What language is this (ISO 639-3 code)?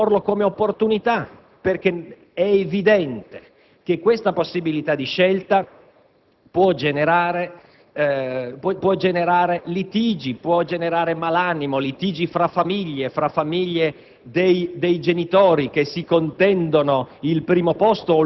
ita